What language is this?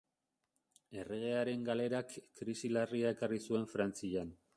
Basque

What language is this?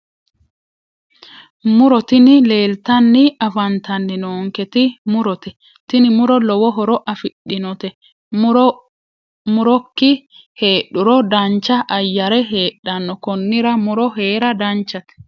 Sidamo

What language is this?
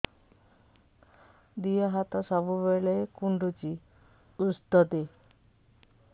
Odia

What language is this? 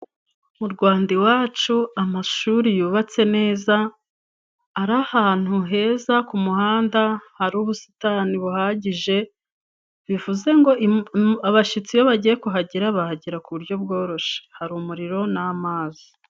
Kinyarwanda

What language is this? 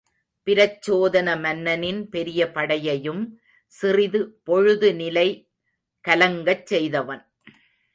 Tamil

